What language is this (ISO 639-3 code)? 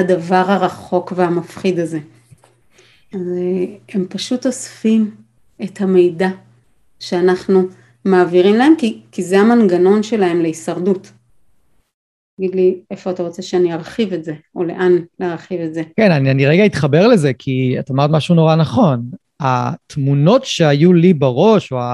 heb